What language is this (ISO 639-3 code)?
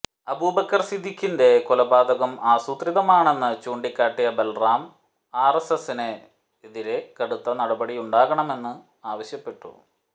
mal